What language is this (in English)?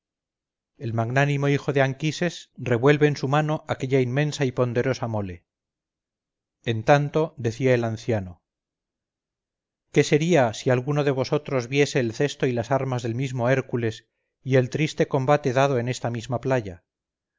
Spanish